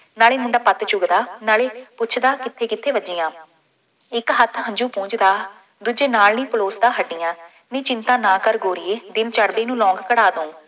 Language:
Punjabi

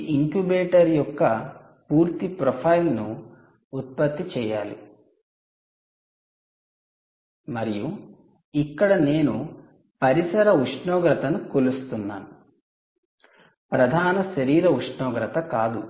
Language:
Telugu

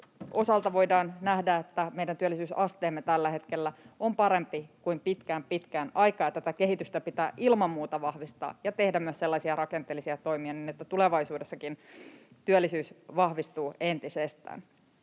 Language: Finnish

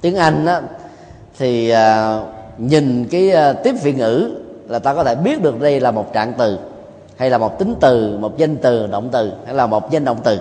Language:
Vietnamese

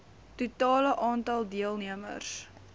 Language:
Afrikaans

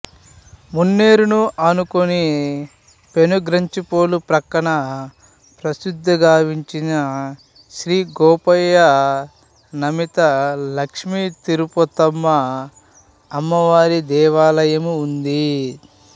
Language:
Telugu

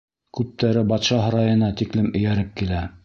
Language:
Bashkir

